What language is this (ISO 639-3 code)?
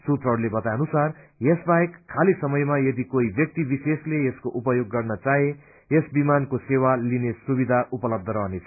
nep